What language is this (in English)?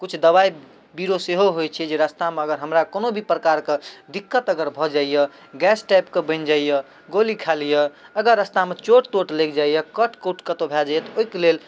Maithili